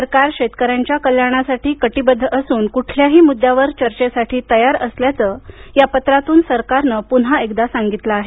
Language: Marathi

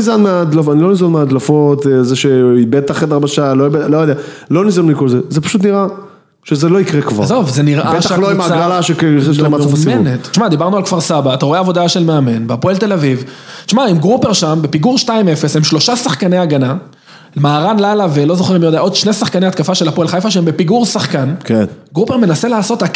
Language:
Hebrew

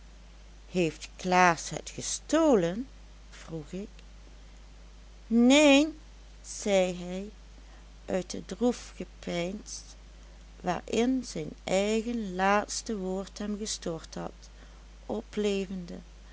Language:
Dutch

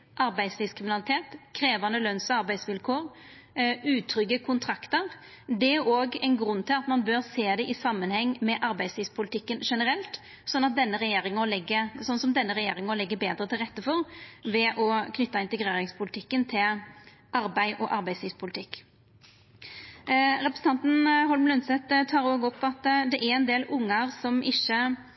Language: Norwegian Nynorsk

